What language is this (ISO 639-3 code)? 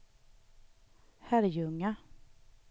swe